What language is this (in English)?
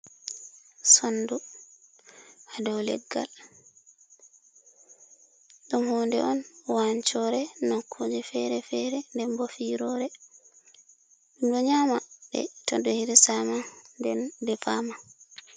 Fula